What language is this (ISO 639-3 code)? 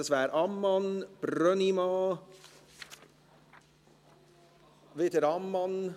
gsw